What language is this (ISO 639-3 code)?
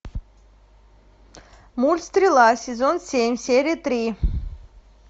rus